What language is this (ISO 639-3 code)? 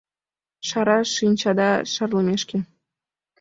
chm